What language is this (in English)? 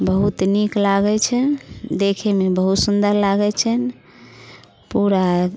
Maithili